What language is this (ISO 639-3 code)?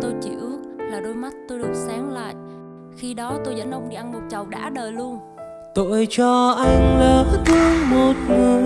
vie